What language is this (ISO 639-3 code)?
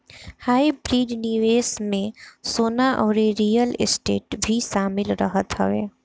bho